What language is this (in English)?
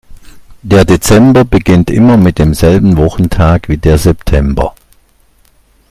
German